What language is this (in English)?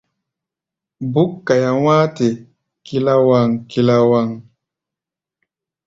Gbaya